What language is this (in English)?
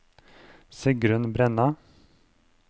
Norwegian